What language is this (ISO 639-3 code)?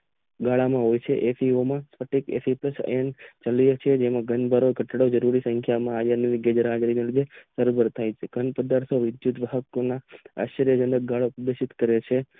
guj